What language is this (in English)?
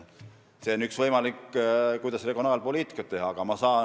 Estonian